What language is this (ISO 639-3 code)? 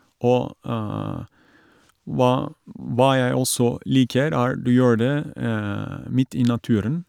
nor